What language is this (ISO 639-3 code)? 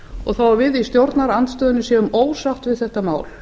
isl